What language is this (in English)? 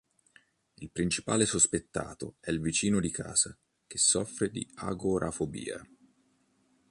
Italian